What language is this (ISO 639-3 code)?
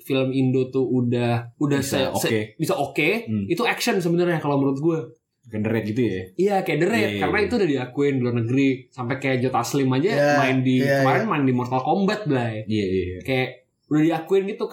ind